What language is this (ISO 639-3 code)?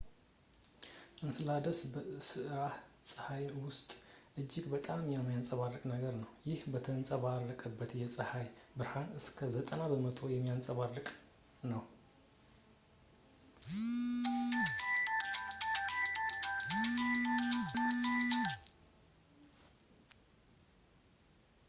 amh